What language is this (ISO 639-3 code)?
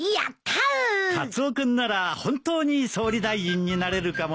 jpn